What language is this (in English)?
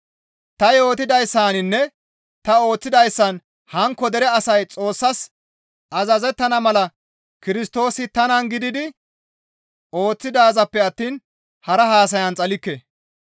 Gamo